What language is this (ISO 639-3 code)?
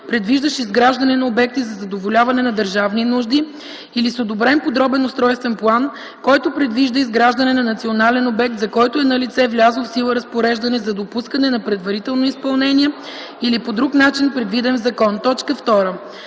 bul